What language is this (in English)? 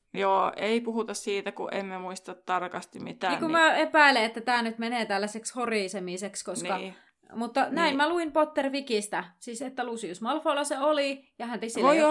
Finnish